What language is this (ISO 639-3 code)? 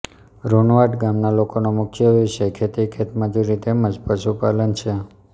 guj